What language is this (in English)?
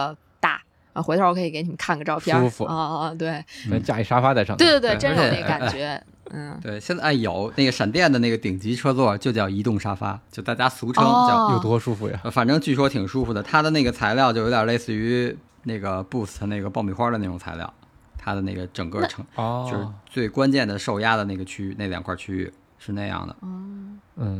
Chinese